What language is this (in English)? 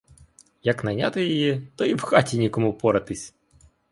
Ukrainian